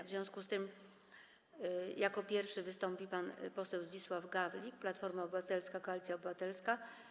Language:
Polish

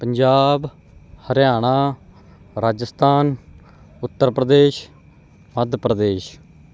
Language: Punjabi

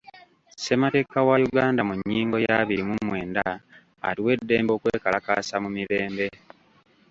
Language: Ganda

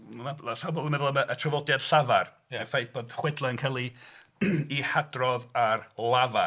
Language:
Welsh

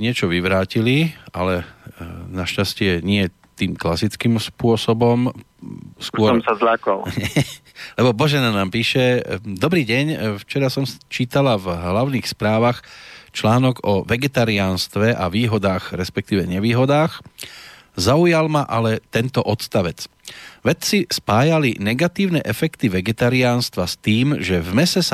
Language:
Slovak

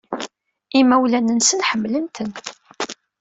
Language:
Kabyle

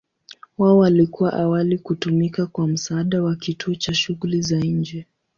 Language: Swahili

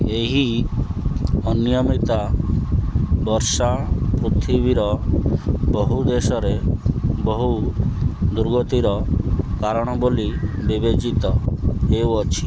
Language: Odia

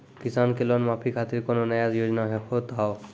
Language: Maithili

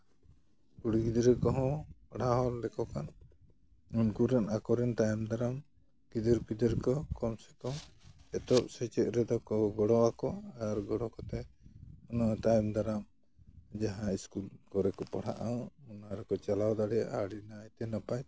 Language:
Santali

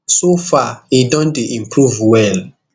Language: Nigerian Pidgin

